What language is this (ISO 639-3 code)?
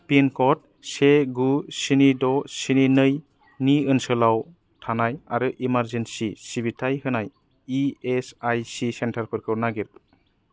brx